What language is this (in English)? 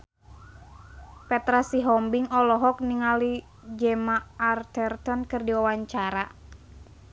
Sundanese